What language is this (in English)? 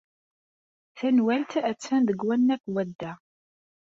Kabyle